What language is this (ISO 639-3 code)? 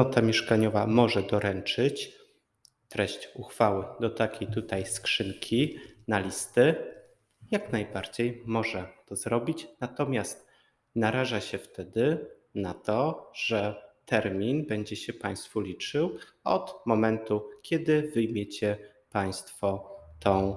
pol